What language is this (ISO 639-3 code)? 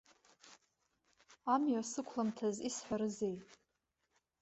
abk